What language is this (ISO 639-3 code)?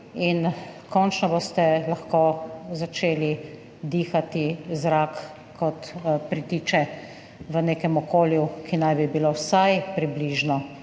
slv